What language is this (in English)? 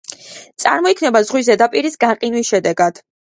Georgian